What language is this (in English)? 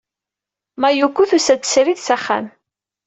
Kabyle